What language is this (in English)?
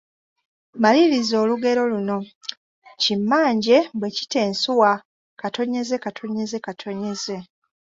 Ganda